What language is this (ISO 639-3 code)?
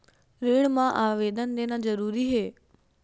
hne